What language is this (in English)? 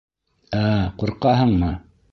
Bashkir